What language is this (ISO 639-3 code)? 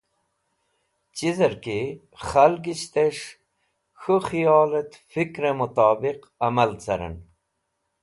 wbl